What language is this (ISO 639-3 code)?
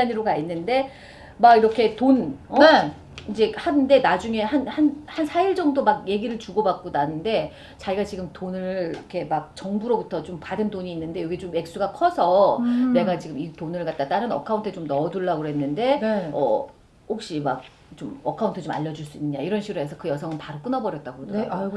kor